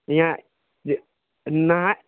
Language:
Maithili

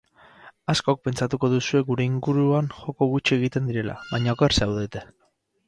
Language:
Basque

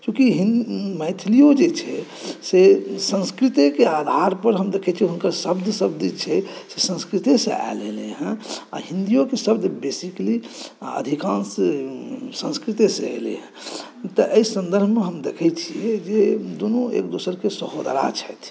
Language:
Maithili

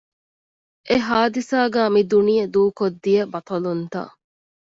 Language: Divehi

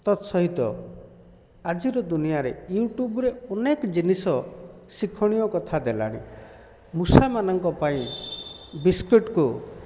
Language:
Odia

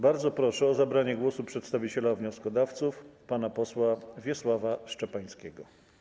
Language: Polish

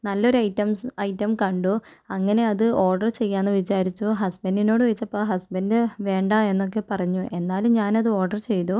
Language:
Malayalam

